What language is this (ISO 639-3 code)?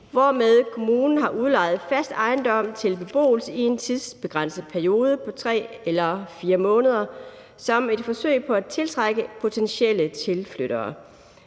dan